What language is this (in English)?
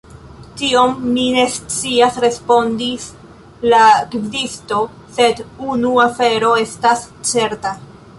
Esperanto